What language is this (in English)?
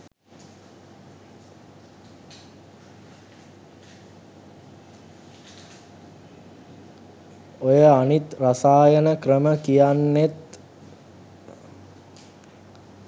Sinhala